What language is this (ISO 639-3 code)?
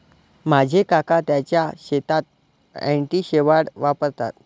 mar